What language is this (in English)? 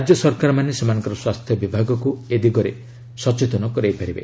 Odia